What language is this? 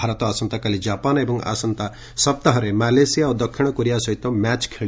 Odia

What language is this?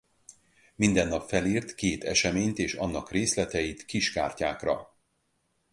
Hungarian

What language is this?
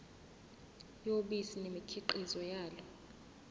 Zulu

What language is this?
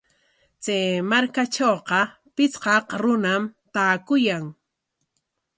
Corongo Ancash Quechua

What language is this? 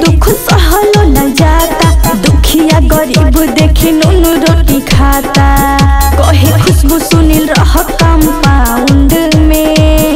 Hindi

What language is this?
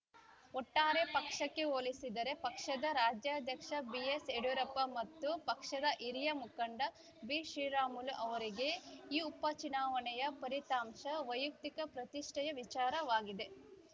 Kannada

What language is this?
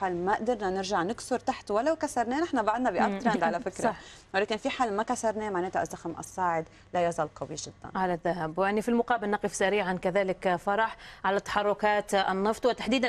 Arabic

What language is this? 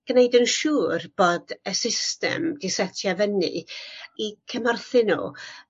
Welsh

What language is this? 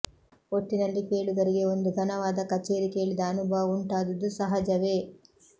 Kannada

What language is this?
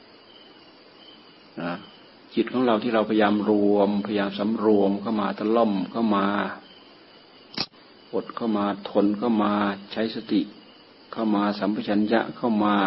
Thai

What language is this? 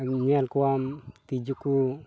Santali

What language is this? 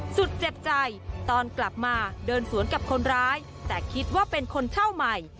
Thai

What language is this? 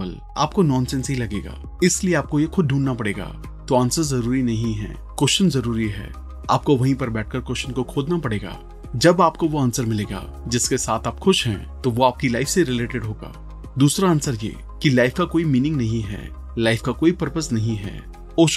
Hindi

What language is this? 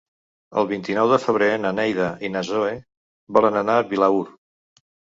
Catalan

